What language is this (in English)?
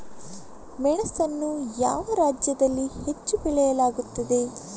Kannada